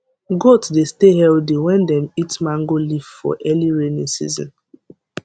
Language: Nigerian Pidgin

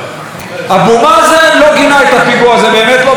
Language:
Hebrew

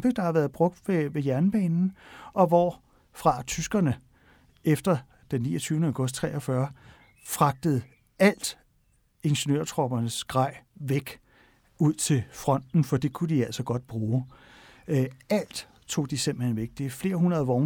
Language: Danish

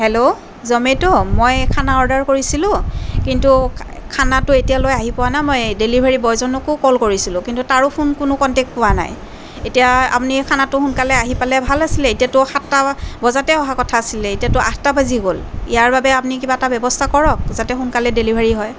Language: Assamese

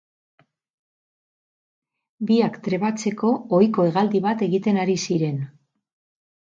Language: Basque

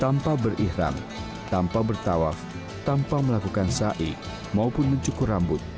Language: Indonesian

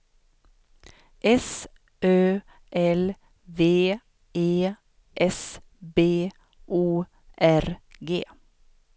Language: Swedish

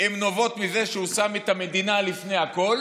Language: Hebrew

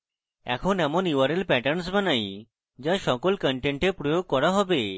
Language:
Bangla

